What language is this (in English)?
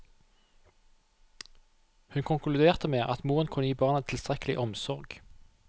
Norwegian